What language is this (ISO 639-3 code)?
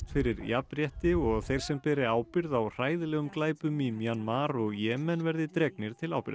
isl